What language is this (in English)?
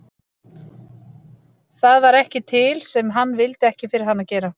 Icelandic